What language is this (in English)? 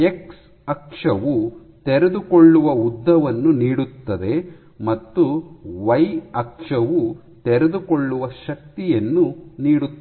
Kannada